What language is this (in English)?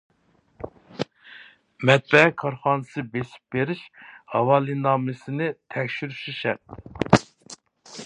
Uyghur